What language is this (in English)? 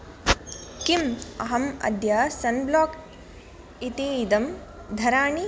Sanskrit